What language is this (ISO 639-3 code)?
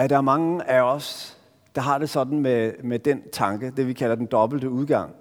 dan